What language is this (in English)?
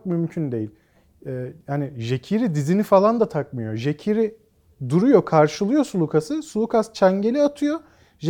Turkish